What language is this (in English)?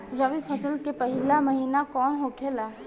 Bhojpuri